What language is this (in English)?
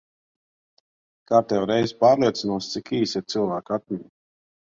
Latvian